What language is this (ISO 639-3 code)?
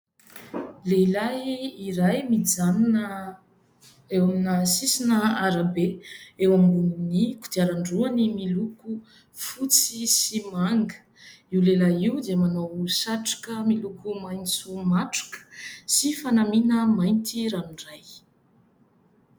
mlg